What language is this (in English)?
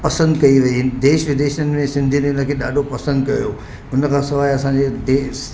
Sindhi